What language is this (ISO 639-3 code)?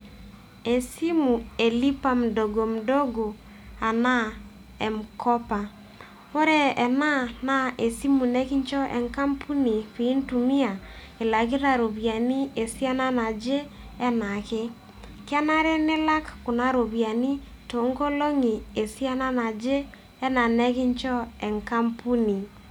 mas